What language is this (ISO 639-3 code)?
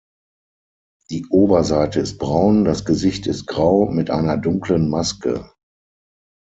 deu